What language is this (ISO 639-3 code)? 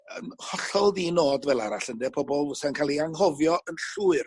cym